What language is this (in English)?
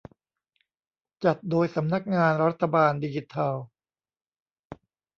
Thai